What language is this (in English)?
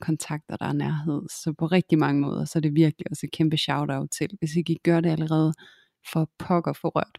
Danish